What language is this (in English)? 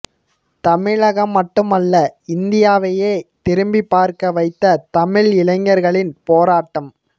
Tamil